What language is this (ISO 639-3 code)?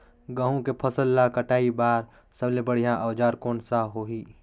hne